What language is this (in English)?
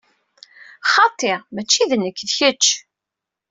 Kabyle